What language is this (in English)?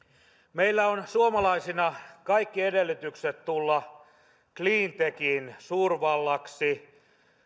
Finnish